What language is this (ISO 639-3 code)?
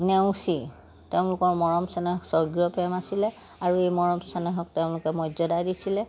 asm